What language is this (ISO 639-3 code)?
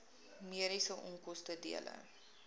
afr